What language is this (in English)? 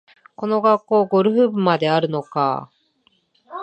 Japanese